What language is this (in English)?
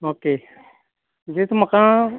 Konkani